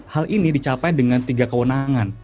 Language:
Indonesian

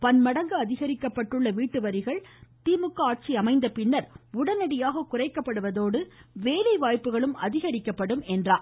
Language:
Tamil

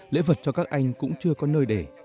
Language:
Vietnamese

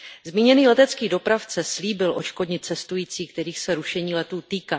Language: Czech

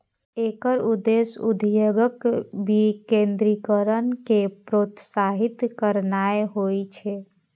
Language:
Maithili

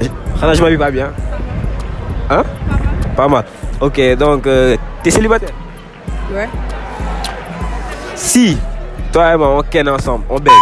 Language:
French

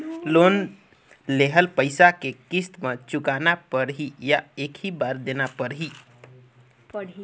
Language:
Chhattisgarhi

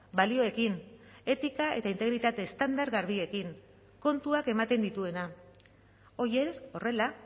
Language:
Basque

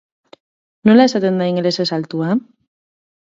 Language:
Basque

